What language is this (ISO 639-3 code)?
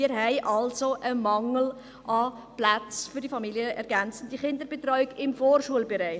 gsw